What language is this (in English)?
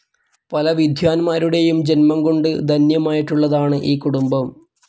Malayalam